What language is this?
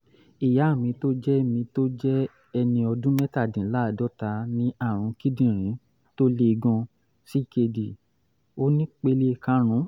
Yoruba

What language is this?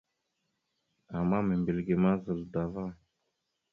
Mada (Cameroon)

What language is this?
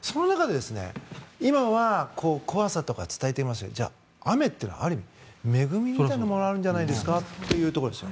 Japanese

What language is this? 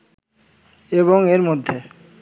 Bangla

